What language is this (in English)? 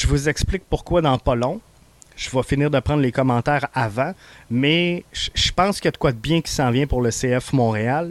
French